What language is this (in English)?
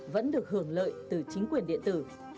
Vietnamese